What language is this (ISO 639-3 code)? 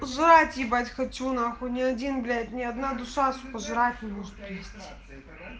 rus